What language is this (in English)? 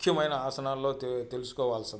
Telugu